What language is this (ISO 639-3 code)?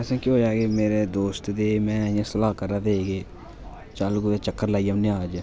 doi